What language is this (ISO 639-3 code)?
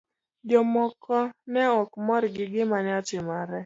luo